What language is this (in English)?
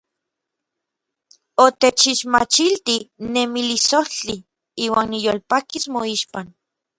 Orizaba Nahuatl